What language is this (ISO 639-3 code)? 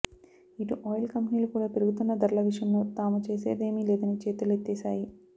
tel